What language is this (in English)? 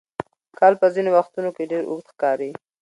Pashto